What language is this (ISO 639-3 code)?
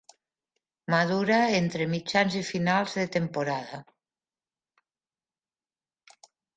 cat